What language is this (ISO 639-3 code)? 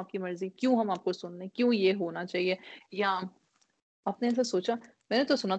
urd